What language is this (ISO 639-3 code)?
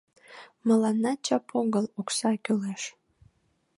chm